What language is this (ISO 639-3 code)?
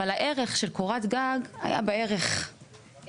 heb